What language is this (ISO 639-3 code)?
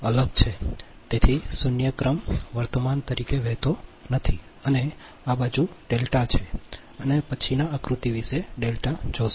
guj